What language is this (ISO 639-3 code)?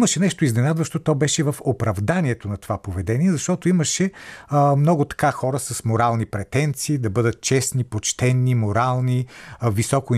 bul